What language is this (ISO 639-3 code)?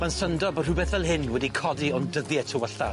cym